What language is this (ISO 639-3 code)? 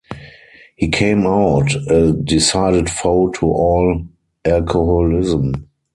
eng